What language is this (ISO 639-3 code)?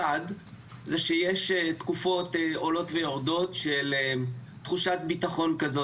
heb